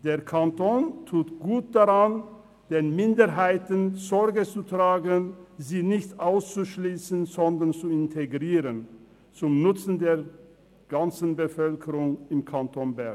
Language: Swiss German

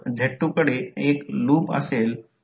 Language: Marathi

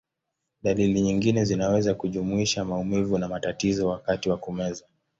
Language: Swahili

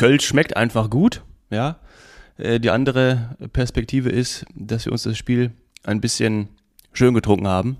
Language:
German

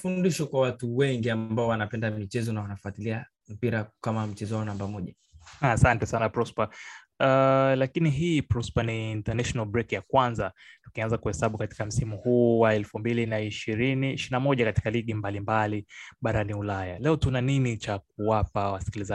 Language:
Swahili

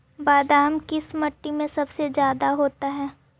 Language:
Magahi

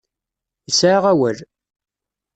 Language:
Kabyle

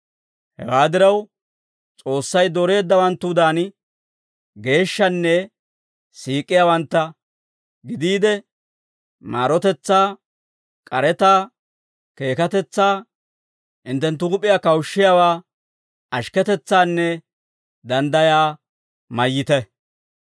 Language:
Dawro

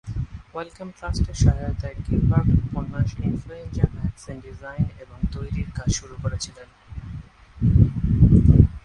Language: Bangla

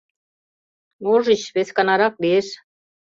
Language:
Mari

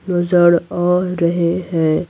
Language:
Hindi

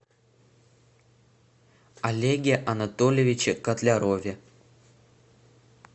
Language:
Russian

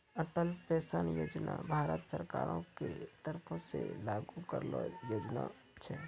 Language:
Maithili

